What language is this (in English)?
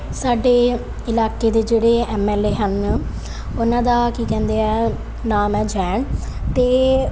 Punjabi